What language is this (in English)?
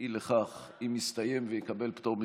Hebrew